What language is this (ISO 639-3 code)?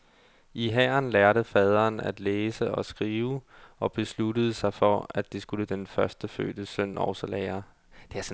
dan